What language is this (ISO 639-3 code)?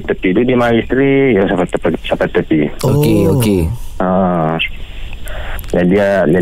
msa